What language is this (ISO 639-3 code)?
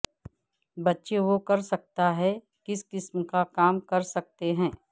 urd